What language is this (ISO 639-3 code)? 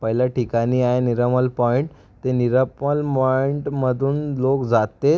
mar